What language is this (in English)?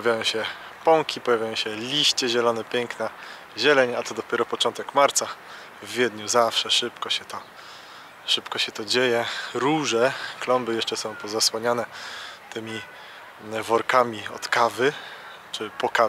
Polish